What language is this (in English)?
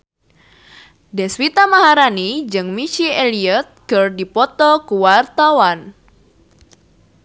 Sundanese